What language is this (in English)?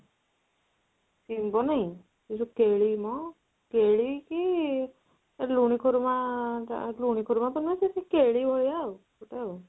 Odia